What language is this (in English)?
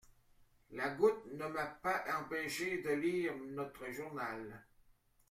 French